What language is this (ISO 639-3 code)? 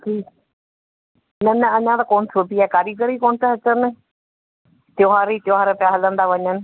snd